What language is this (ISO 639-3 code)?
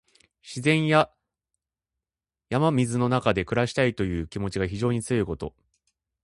jpn